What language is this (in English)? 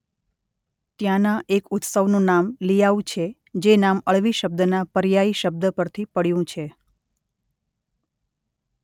Gujarati